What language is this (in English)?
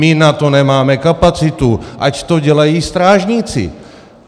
Czech